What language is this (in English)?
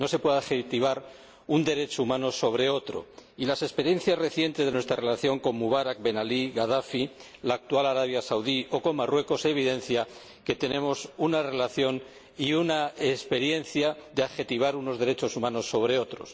Spanish